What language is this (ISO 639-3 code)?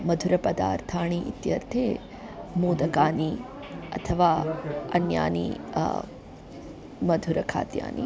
san